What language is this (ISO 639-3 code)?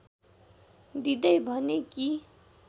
nep